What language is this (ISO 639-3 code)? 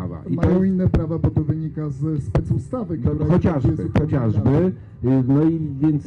pol